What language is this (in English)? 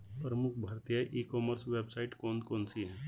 Hindi